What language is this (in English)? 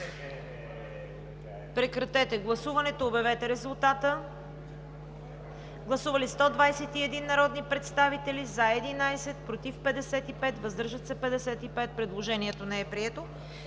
Bulgarian